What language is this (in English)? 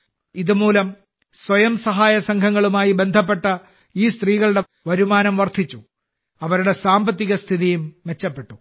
Malayalam